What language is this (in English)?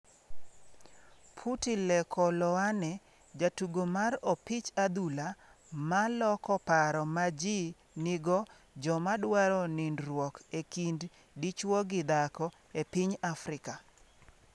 Luo (Kenya and Tanzania)